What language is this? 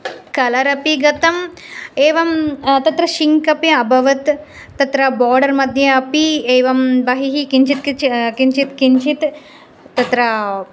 Sanskrit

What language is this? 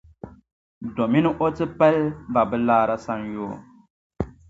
Dagbani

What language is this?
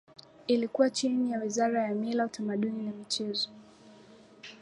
Swahili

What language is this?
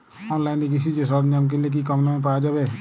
Bangla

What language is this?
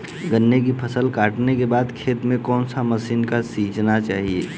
Hindi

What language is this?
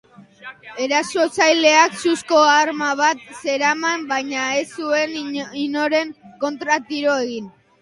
Basque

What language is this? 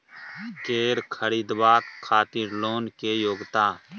Maithili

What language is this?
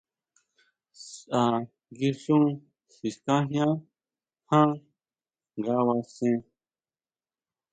Huautla Mazatec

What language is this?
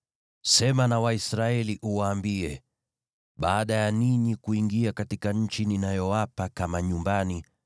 Swahili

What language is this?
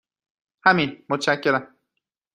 Persian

